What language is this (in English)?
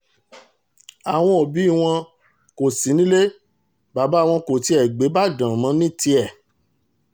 Yoruba